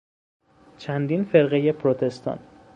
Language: Persian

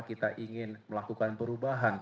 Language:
Indonesian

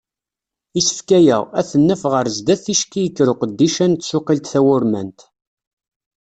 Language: Kabyle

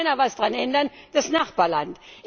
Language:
German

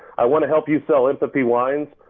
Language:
English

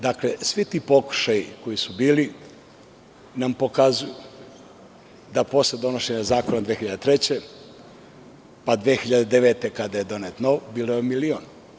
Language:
Serbian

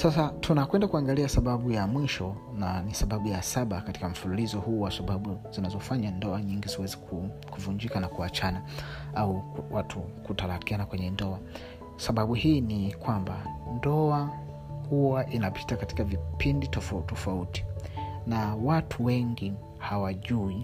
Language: Swahili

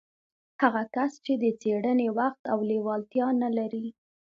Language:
Pashto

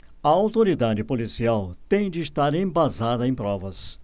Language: Portuguese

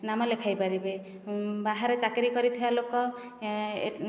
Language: Odia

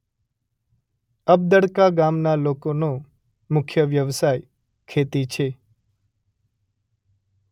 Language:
Gujarati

